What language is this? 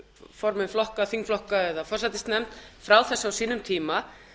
Icelandic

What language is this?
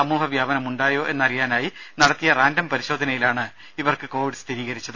Malayalam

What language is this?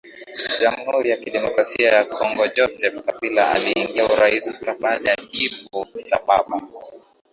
Swahili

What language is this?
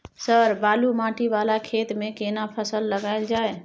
Maithili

